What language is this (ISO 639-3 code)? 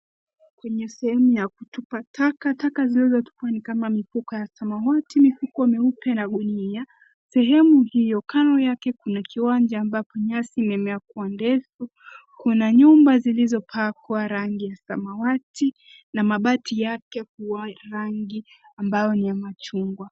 swa